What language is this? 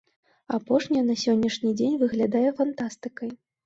Belarusian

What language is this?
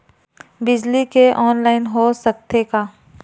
Chhattisgarhi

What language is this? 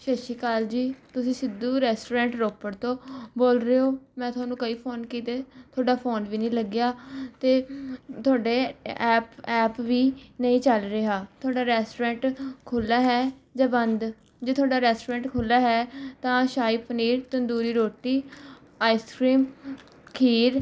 Punjabi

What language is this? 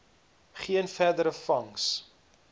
Afrikaans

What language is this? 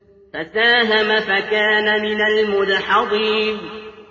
Arabic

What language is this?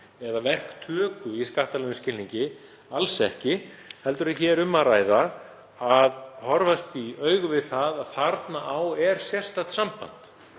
Icelandic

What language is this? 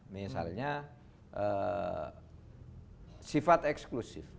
Indonesian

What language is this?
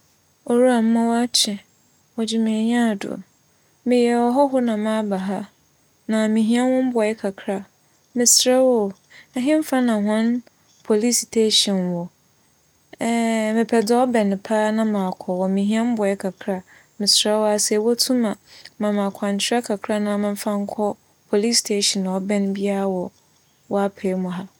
Akan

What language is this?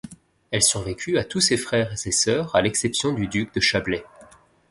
French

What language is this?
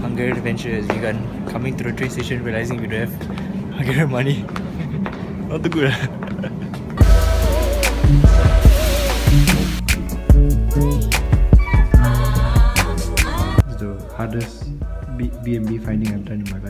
English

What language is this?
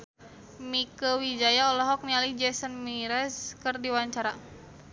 Sundanese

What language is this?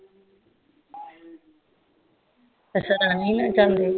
Punjabi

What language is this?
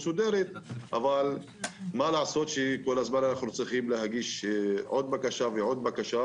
Hebrew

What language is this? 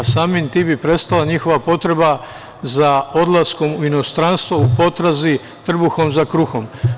Serbian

